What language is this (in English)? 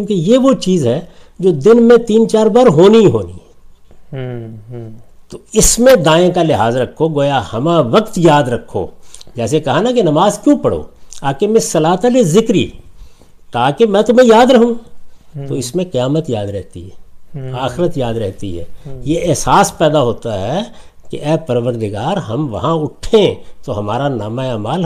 Urdu